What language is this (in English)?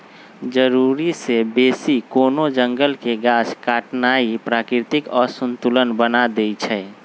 Magahi